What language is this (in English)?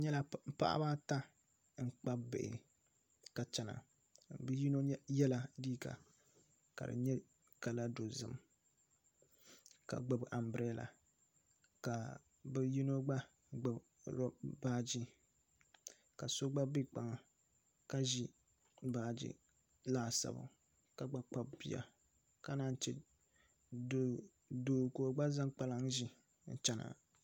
Dagbani